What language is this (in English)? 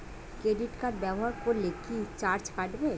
Bangla